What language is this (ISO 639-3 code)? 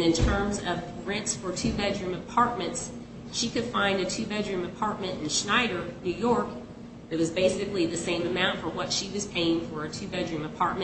eng